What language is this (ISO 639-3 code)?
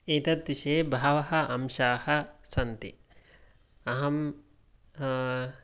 san